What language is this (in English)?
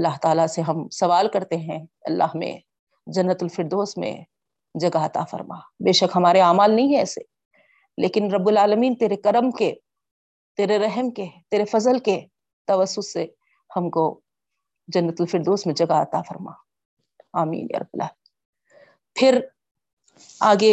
Urdu